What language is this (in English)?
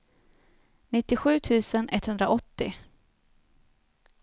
Swedish